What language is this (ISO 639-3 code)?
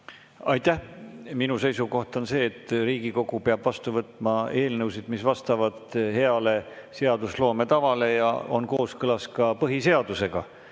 est